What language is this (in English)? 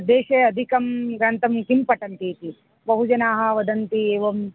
Sanskrit